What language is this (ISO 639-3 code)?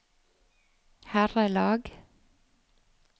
nor